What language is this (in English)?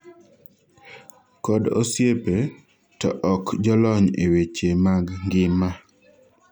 Luo (Kenya and Tanzania)